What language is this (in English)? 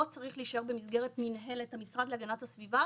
Hebrew